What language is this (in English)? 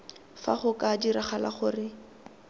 Tswana